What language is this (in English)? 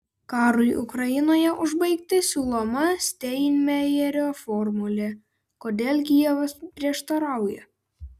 Lithuanian